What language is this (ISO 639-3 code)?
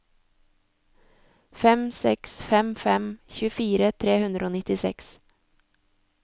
nor